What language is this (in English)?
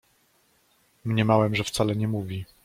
Polish